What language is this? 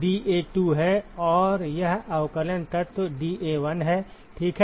Hindi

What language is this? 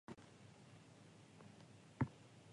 Japanese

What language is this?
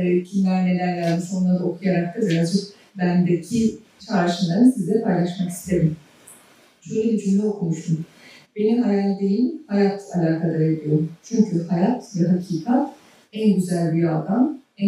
Turkish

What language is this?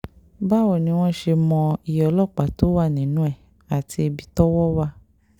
Yoruba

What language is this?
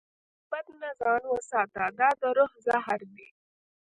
Pashto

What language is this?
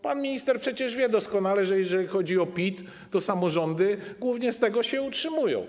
Polish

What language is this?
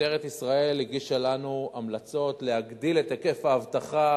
Hebrew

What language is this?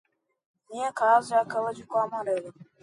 Portuguese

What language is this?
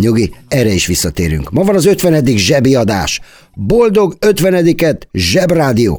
Hungarian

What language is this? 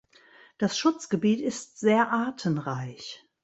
German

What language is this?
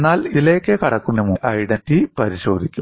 Malayalam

